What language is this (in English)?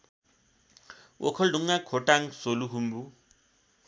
Nepali